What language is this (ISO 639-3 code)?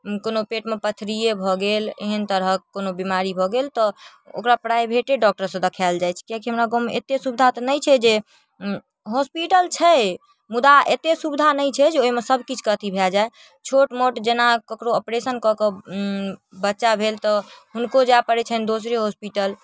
mai